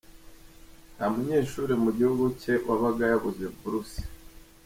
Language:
Kinyarwanda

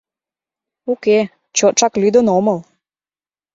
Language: Mari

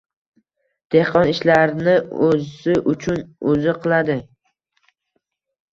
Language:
Uzbek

